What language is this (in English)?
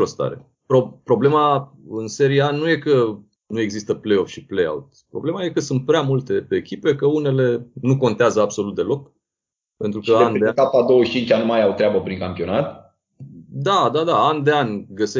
Romanian